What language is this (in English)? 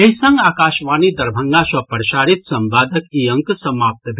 Maithili